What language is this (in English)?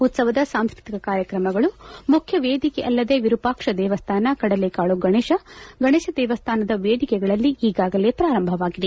Kannada